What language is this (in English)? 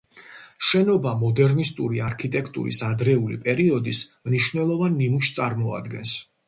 Georgian